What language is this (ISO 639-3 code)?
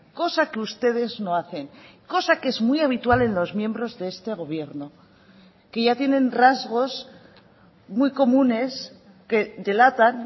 spa